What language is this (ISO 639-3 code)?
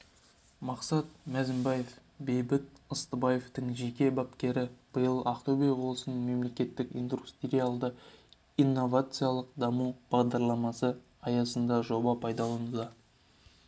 kaz